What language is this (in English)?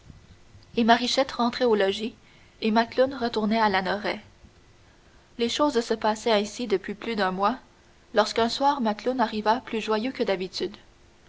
French